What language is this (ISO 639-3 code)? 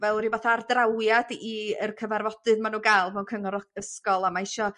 cym